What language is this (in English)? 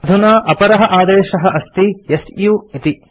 Sanskrit